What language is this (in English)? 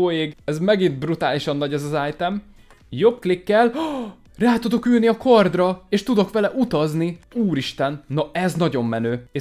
Hungarian